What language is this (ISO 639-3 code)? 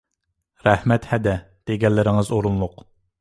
uig